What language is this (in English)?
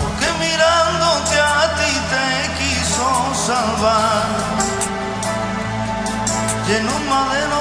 Romanian